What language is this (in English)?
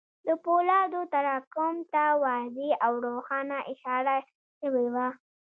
Pashto